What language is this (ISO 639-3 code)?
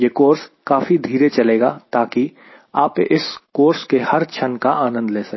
hin